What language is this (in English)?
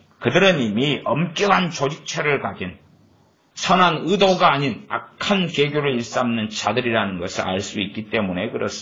Korean